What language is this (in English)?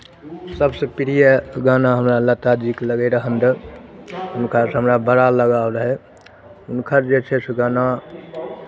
Maithili